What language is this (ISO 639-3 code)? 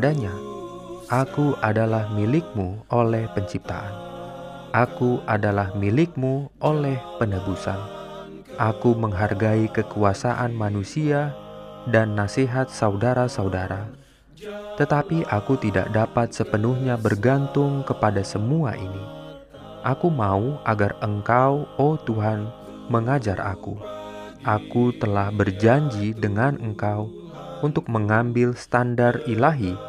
ind